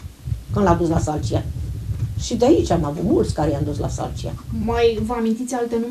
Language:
Romanian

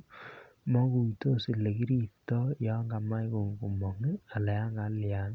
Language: Kalenjin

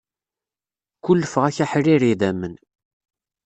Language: Kabyle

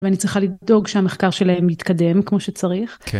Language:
Hebrew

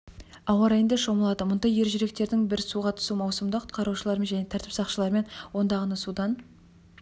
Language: Kazakh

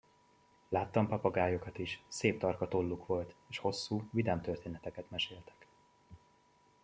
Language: Hungarian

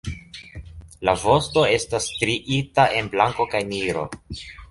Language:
Esperanto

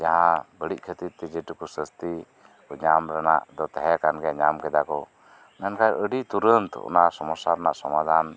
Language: Santali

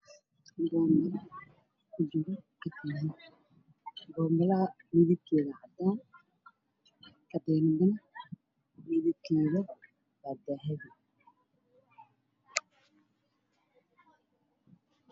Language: Somali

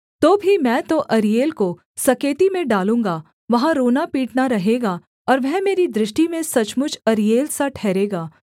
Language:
Hindi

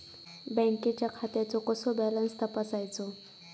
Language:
Marathi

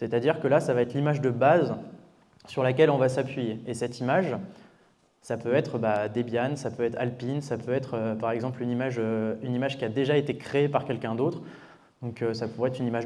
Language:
French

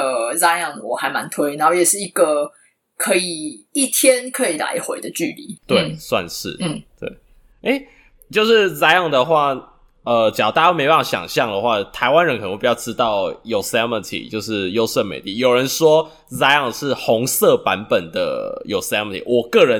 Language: Chinese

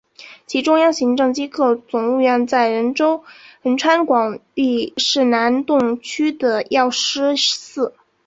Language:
Chinese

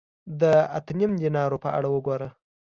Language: Pashto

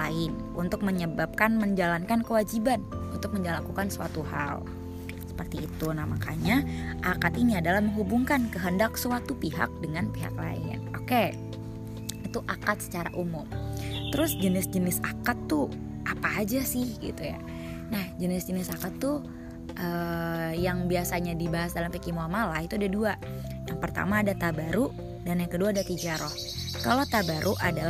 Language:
Indonesian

